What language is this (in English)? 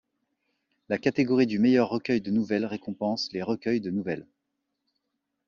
French